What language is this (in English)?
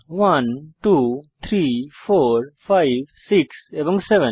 Bangla